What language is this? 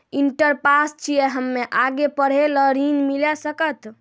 Maithili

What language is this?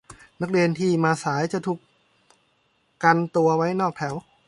Thai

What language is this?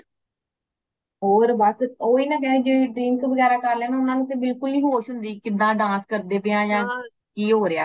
Punjabi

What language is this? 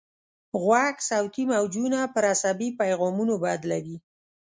Pashto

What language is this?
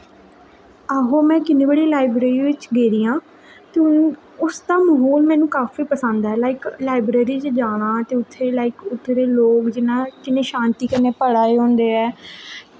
Dogri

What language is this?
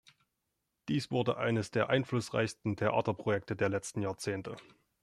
German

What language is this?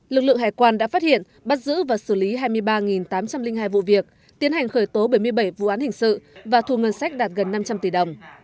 Vietnamese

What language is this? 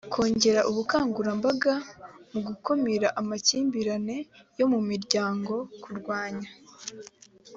Kinyarwanda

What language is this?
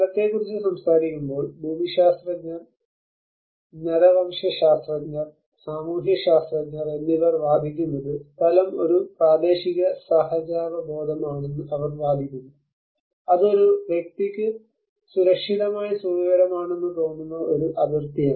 Malayalam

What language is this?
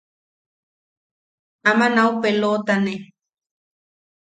Yaqui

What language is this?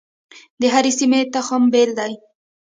Pashto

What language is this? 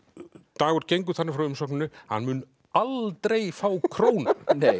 Icelandic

